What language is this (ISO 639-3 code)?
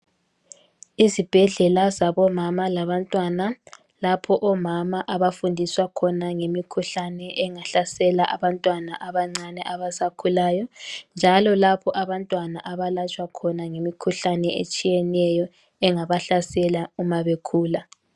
nde